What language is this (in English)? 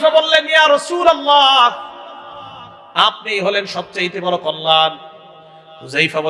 Bangla